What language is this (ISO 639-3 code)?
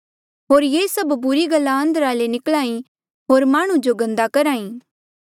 mjl